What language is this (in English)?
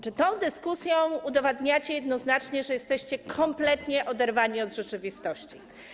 Polish